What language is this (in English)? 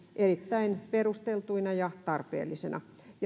Finnish